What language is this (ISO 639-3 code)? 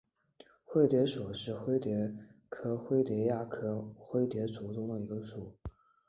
zho